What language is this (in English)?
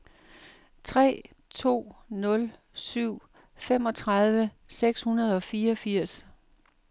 Danish